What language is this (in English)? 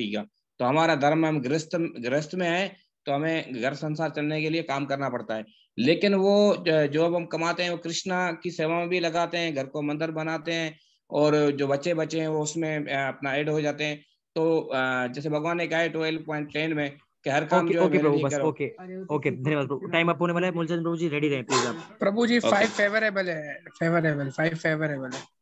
Hindi